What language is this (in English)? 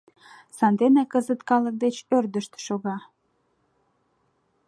Mari